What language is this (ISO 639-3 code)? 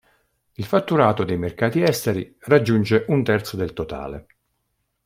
ita